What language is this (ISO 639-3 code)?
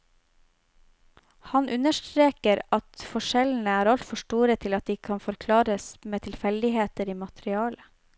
nor